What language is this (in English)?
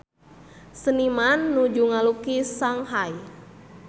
Sundanese